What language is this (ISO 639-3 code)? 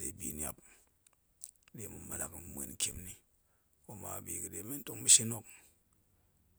ank